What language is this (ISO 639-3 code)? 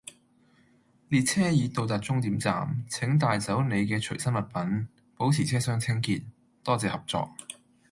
yue